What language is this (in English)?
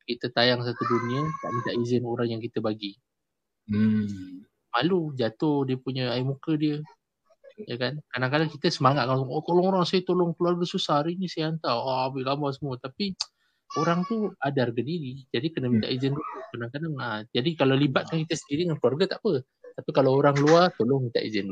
Malay